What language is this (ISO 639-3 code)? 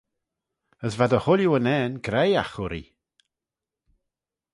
glv